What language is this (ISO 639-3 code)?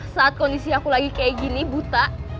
ind